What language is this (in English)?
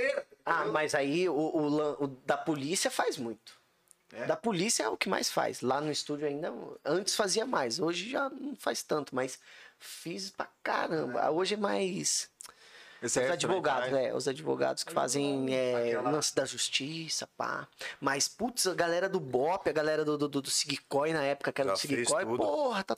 Portuguese